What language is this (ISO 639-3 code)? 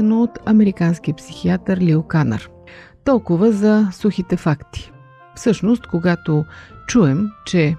bul